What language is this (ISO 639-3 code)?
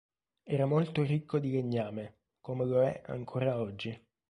ita